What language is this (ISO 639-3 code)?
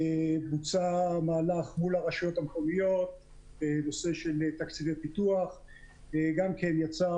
heb